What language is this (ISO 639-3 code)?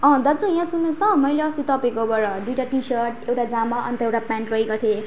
nep